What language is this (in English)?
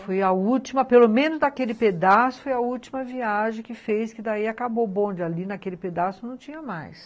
Portuguese